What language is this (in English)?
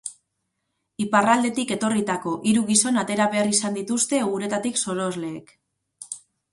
Basque